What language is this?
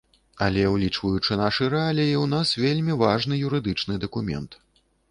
Belarusian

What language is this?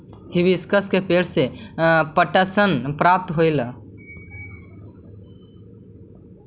Magahi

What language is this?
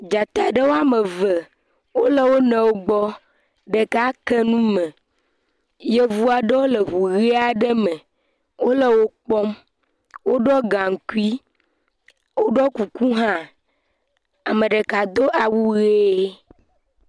Ewe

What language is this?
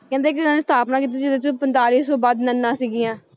Punjabi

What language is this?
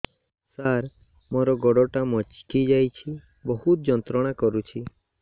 Odia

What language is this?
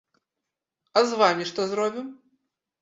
Belarusian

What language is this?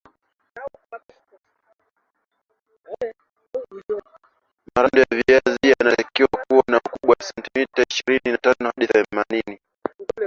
Swahili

